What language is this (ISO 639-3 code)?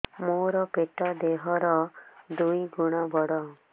ori